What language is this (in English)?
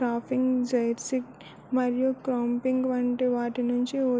Telugu